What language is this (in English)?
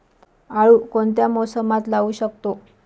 Marathi